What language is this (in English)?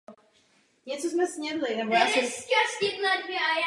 Czech